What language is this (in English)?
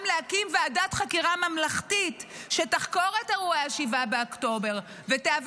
Hebrew